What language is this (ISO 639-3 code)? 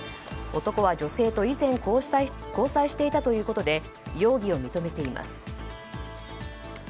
jpn